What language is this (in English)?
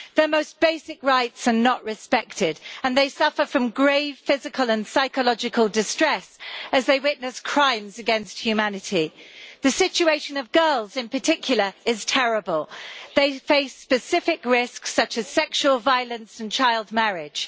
English